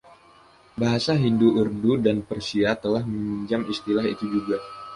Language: Indonesian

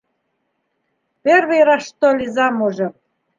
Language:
Bashkir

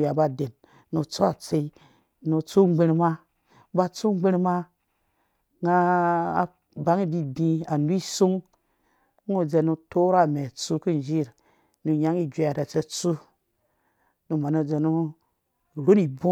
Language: Dũya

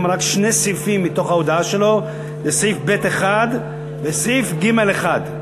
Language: Hebrew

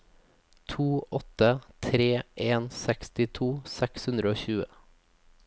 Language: Norwegian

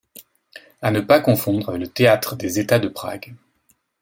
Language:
French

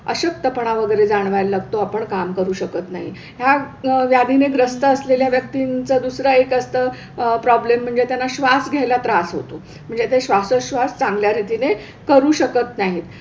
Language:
Marathi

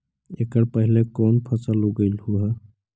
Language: Magahi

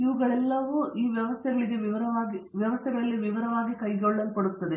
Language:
Kannada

